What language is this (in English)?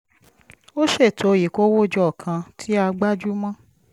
Yoruba